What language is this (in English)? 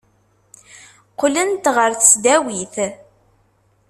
Kabyle